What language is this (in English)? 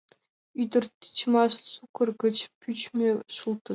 Mari